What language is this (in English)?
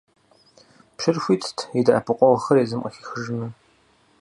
Kabardian